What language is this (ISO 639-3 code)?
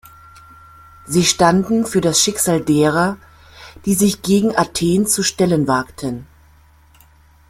deu